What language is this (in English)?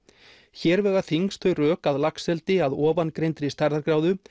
Icelandic